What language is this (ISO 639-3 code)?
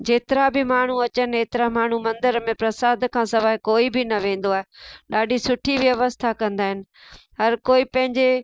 snd